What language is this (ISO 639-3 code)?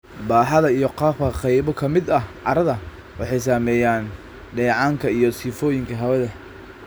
som